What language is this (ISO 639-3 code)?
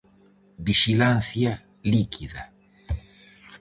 glg